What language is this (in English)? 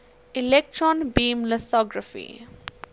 English